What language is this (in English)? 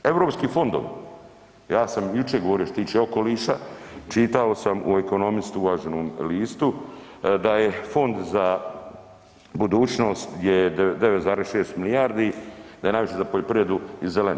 Croatian